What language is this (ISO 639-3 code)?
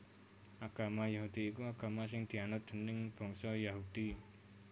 jav